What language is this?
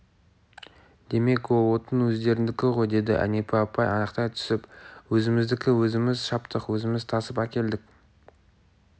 Kazakh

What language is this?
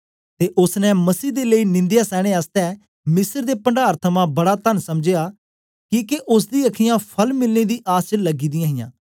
Dogri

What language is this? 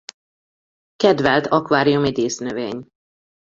Hungarian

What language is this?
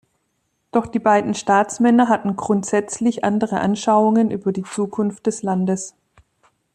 German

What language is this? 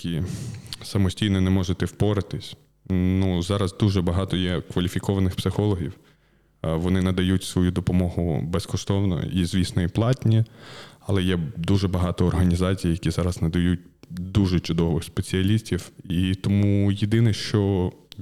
Ukrainian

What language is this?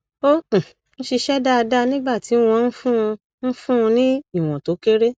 Yoruba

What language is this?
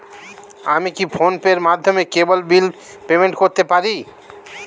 Bangla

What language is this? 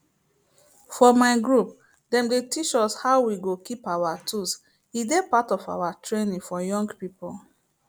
Nigerian Pidgin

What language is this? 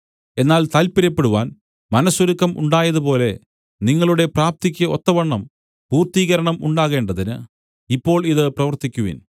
Malayalam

